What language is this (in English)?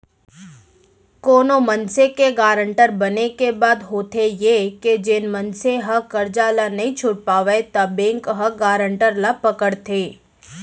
Chhattisgarhi